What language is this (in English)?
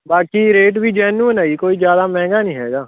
Punjabi